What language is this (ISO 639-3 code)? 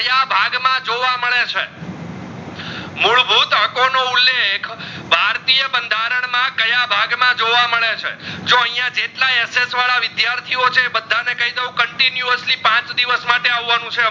guj